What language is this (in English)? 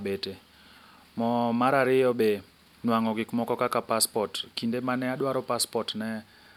Luo (Kenya and Tanzania)